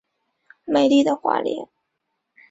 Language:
Chinese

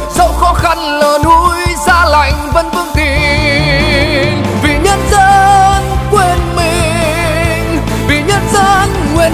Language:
Vietnamese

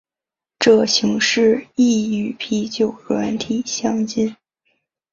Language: Chinese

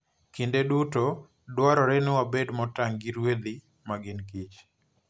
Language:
Luo (Kenya and Tanzania)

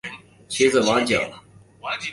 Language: Chinese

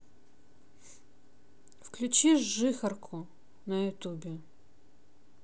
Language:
Russian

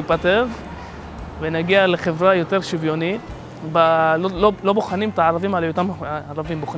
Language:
Hebrew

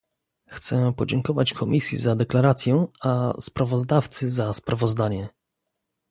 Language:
Polish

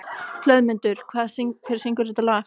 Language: Icelandic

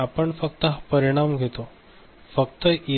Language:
Marathi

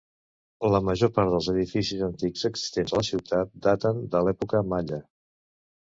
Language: Catalan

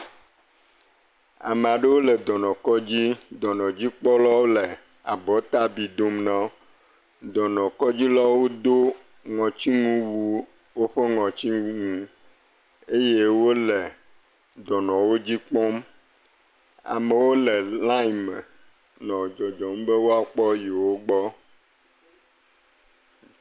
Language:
Ewe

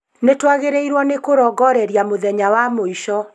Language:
Kikuyu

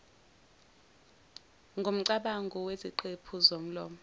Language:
Zulu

